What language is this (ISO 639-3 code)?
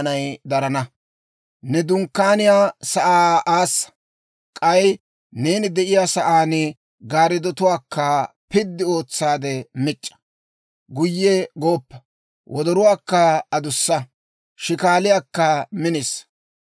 dwr